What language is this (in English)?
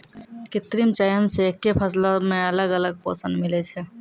Maithili